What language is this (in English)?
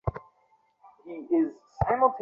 Bangla